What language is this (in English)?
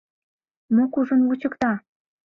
Mari